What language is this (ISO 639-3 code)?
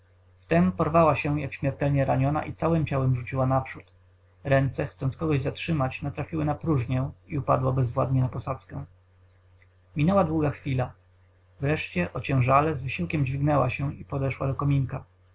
pol